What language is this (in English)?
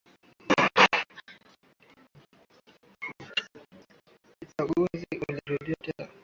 Swahili